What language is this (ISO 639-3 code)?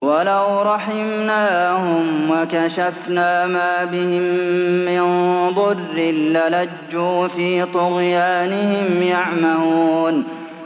ara